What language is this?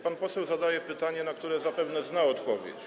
Polish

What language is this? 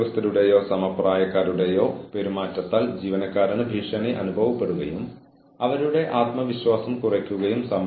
Malayalam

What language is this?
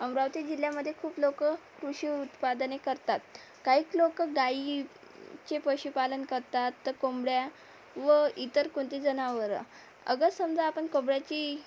Marathi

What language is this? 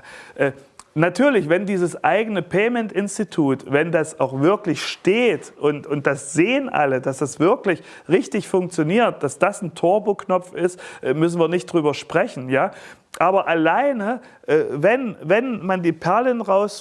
German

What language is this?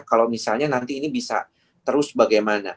Indonesian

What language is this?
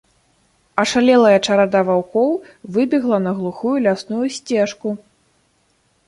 Belarusian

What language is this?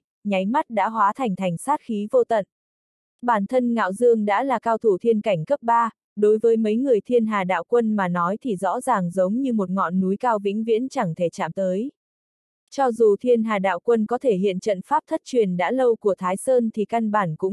Vietnamese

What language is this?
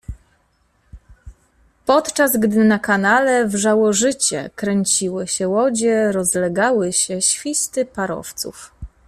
Polish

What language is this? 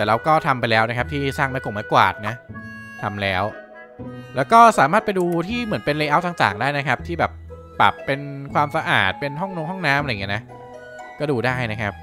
Thai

